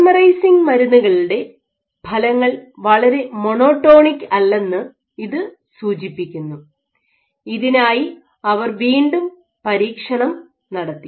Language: Malayalam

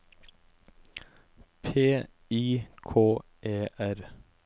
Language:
Norwegian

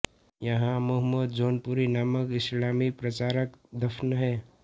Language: Hindi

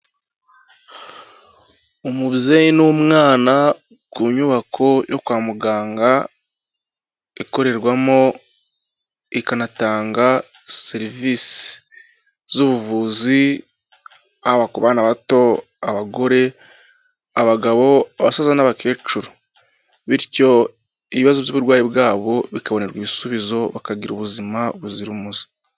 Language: Kinyarwanda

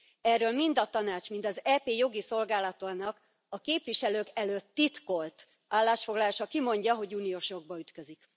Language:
Hungarian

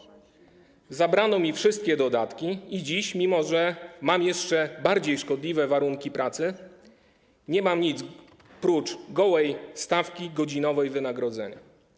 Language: Polish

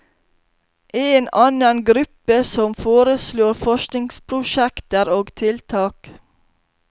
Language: Norwegian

